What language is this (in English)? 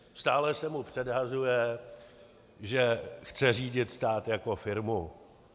Czech